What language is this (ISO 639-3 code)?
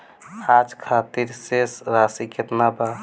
bho